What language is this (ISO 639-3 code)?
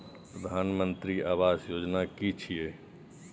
mai